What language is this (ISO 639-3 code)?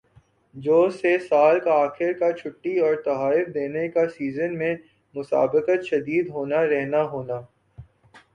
urd